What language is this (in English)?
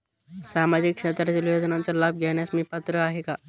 Marathi